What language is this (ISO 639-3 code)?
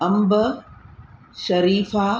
snd